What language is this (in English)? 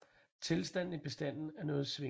Danish